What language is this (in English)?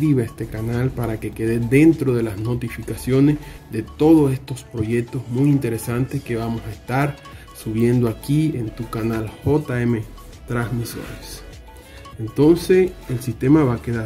Spanish